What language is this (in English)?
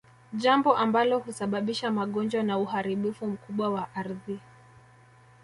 Swahili